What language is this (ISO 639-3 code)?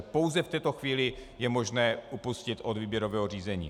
ces